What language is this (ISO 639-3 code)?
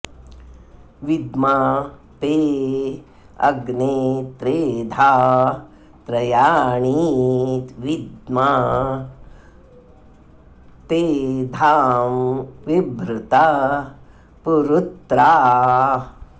san